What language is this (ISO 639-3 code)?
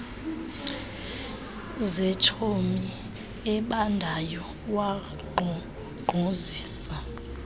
xho